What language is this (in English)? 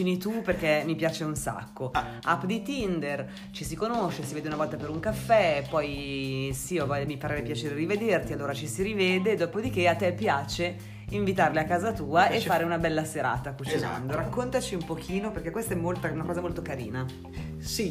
Italian